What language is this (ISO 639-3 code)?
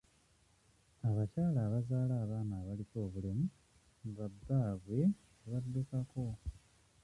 lug